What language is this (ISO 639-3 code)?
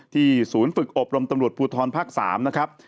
tha